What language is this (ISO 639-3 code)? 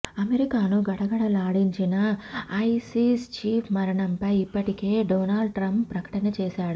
tel